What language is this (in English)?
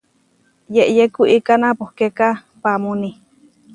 Huarijio